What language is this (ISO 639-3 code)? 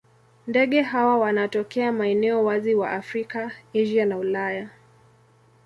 swa